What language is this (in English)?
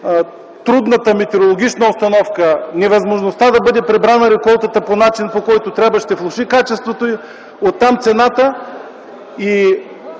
Bulgarian